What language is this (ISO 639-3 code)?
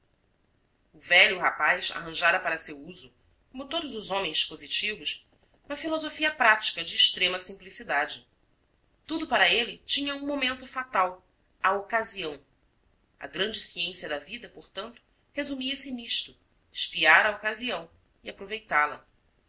por